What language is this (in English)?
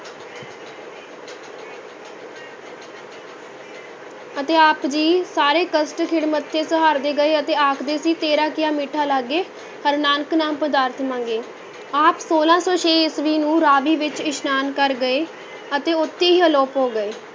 Punjabi